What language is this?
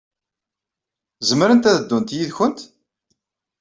Kabyle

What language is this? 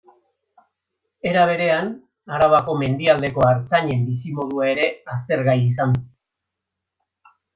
Basque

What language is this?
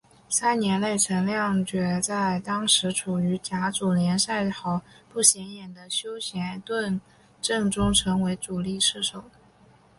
Chinese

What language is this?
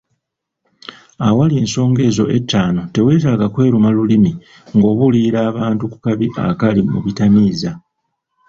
Ganda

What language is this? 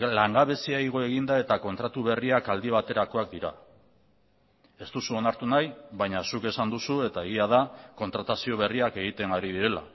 Basque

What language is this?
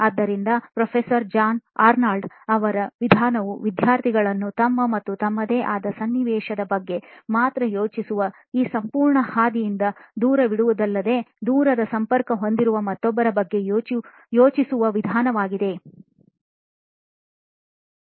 Kannada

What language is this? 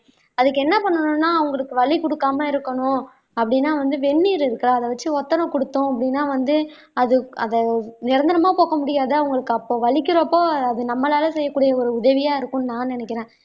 Tamil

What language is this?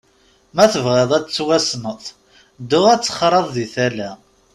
Kabyle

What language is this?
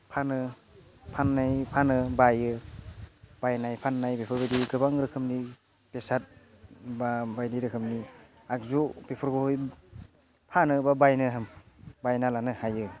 Bodo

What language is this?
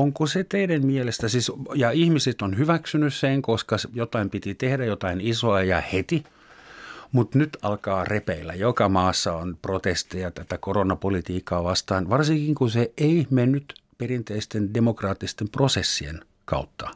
Finnish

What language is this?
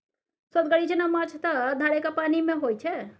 Maithili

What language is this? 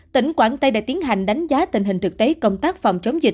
Vietnamese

